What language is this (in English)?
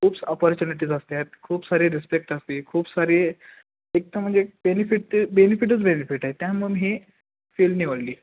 Marathi